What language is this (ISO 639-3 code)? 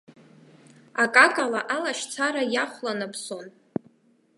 abk